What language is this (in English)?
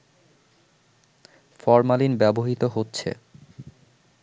Bangla